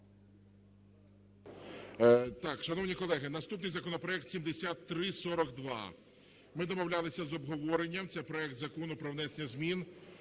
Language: Ukrainian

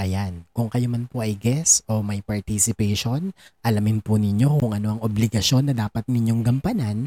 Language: Filipino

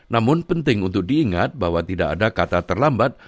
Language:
Indonesian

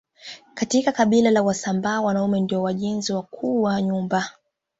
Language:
Swahili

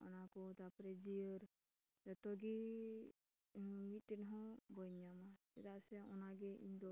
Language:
Santali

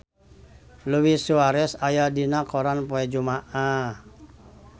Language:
Sundanese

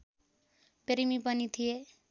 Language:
Nepali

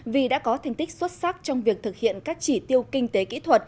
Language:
Vietnamese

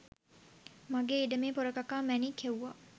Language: Sinhala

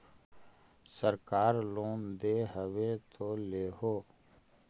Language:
Magahi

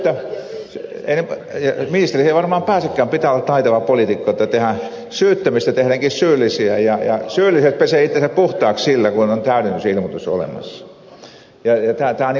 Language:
Finnish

